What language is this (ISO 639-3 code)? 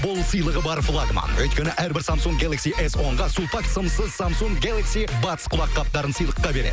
kaz